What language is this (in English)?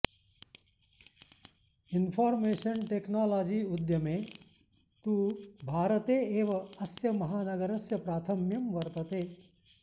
Sanskrit